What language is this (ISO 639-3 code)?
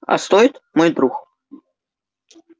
rus